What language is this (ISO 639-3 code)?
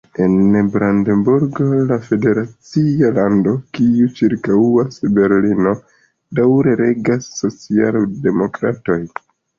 epo